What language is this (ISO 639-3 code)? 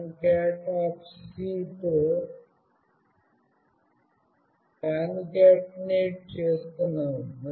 tel